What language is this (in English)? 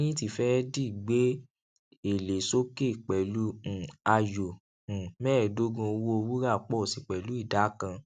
Yoruba